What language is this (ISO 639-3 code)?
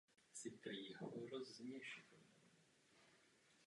ces